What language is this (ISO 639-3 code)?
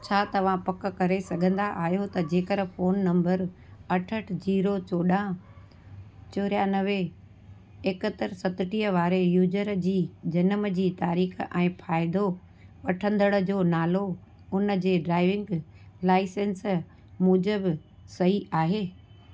snd